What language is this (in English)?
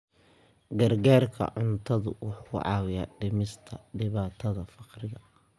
Somali